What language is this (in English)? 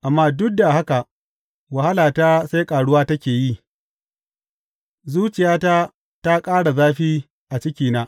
Hausa